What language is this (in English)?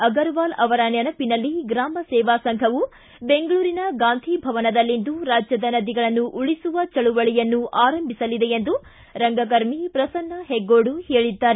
Kannada